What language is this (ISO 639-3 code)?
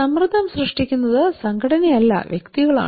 mal